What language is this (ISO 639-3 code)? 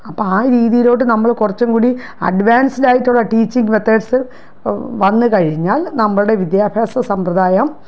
mal